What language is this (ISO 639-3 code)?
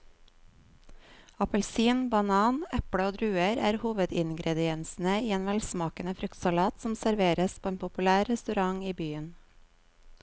nor